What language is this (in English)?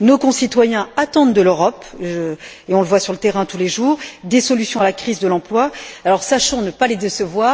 French